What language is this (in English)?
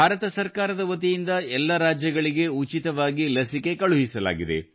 Kannada